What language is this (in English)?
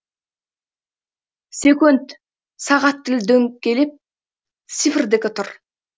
Kazakh